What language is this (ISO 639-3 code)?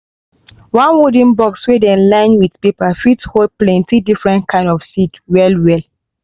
pcm